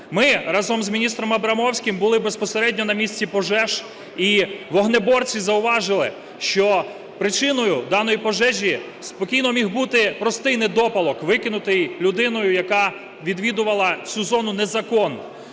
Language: Ukrainian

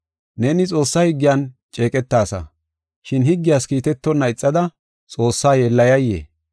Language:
Gofa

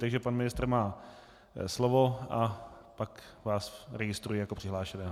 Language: Czech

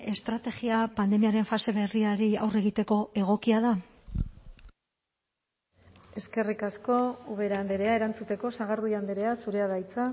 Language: Basque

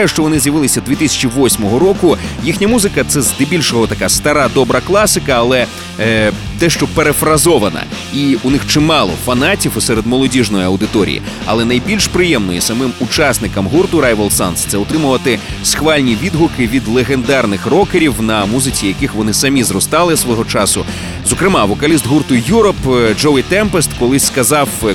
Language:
Ukrainian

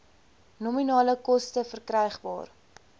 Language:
Afrikaans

